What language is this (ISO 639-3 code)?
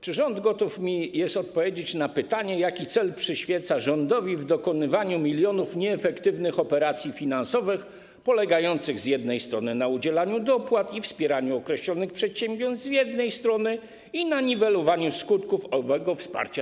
pol